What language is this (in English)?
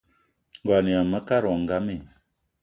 Eton (Cameroon)